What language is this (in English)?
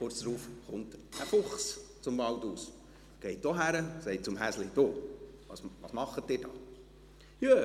Swiss German